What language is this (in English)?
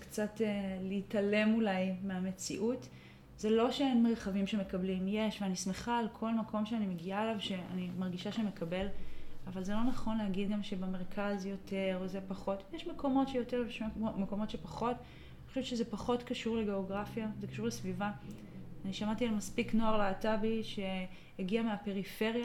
Hebrew